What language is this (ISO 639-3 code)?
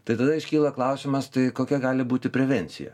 lit